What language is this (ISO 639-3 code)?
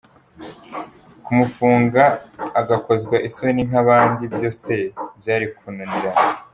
kin